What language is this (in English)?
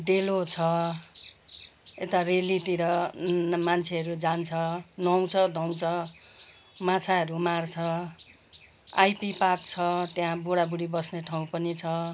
Nepali